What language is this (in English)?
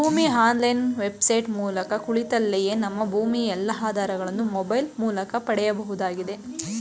Kannada